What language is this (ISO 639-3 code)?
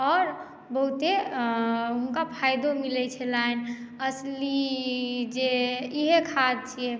mai